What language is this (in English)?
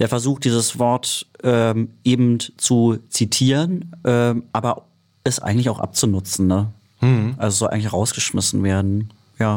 German